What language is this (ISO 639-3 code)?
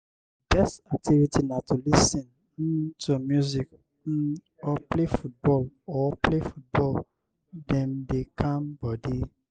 pcm